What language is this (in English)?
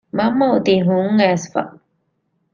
Divehi